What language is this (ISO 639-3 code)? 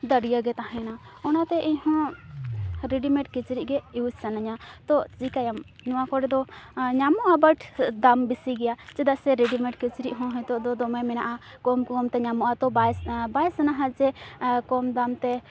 sat